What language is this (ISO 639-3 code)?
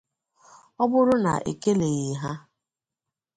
ibo